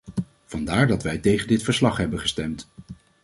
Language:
Dutch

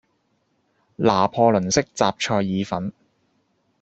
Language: Cantonese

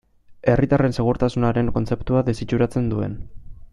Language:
Basque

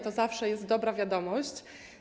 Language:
Polish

